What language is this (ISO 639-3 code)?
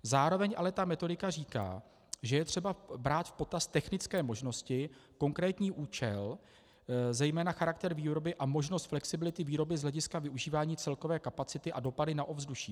ces